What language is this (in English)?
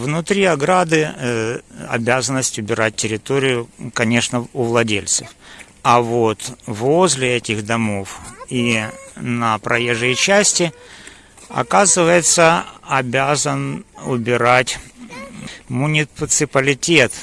Russian